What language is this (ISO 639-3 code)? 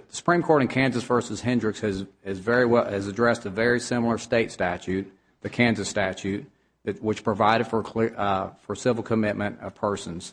eng